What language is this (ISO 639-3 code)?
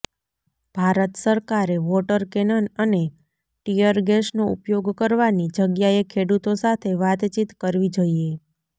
guj